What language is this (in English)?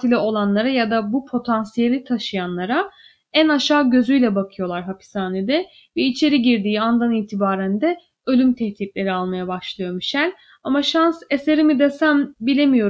Turkish